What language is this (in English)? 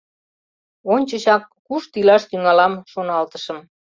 Mari